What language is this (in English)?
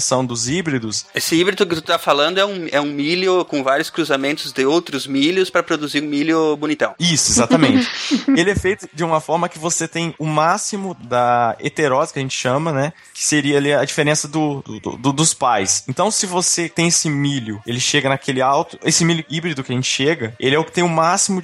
Portuguese